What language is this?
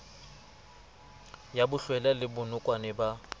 Southern Sotho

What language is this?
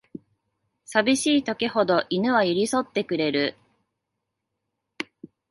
Japanese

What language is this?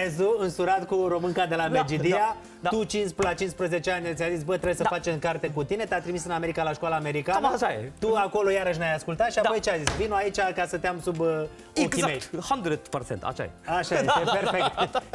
Romanian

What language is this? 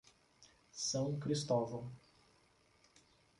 Portuguese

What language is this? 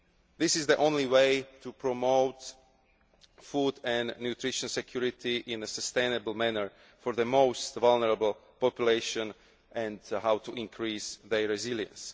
English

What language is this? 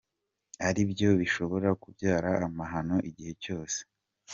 Kinyarwanda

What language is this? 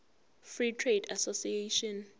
Zulu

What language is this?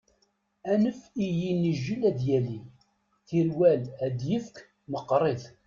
Kabyle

